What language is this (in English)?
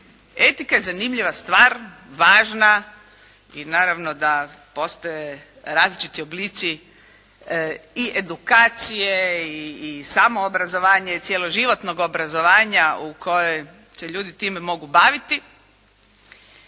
Croatian